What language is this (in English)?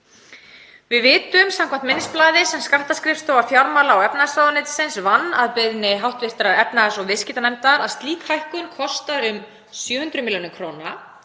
Icelandic